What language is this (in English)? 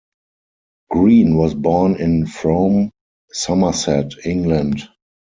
English